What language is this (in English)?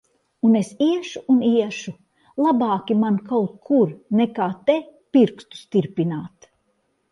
Latvian